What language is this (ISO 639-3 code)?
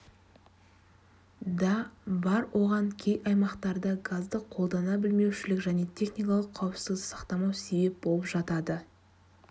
kaz